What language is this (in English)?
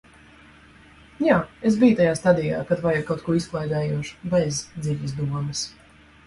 Latvian